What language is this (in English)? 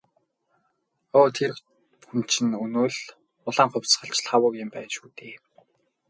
Mongolian